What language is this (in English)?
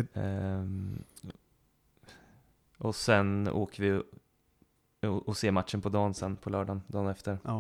Swedish